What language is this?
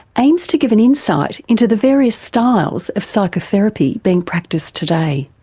English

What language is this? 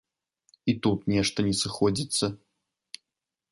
Belarusian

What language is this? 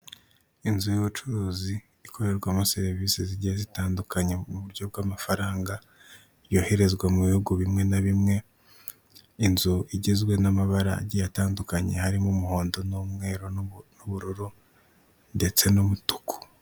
Kinyarwanda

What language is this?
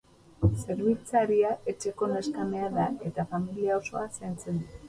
Basque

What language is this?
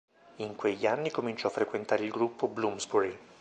Italian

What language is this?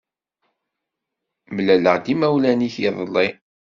Kabyle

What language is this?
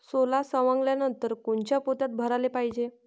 Marathi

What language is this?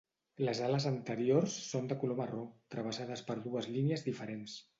Catalan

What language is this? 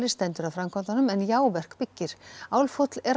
Icelandic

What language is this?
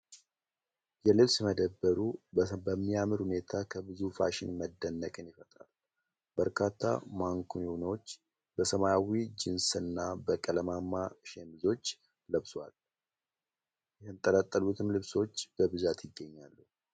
Amharic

